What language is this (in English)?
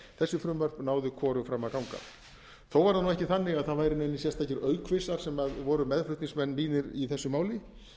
Icelandic